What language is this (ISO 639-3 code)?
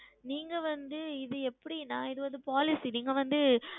tam